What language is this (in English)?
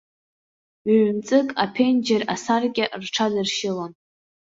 Abkhazian